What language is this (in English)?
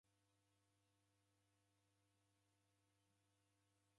Taita